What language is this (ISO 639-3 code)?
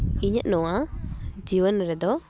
sat